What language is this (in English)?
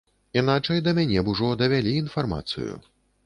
Belarusian